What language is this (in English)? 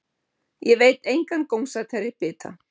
Icelandic